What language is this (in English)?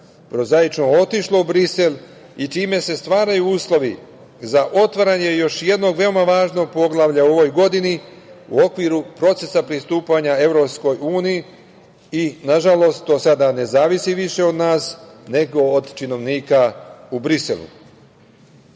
Serbian